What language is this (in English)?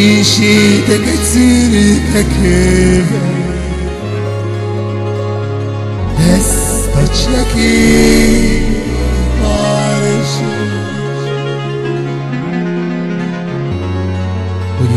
Arabic